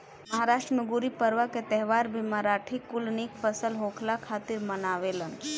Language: Bhojpuri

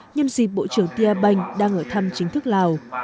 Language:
Vietnamese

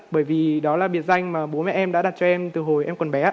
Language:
Vietnamese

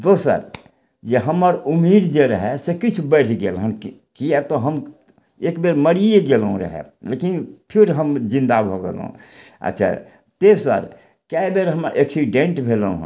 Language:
Maithili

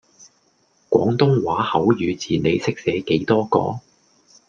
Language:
Cantonese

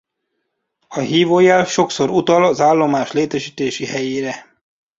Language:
Hungarian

